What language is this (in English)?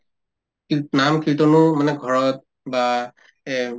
Assamese